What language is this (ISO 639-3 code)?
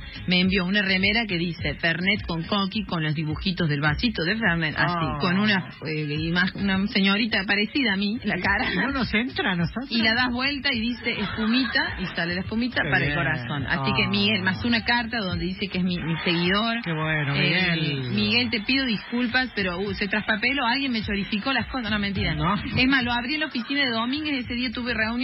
spa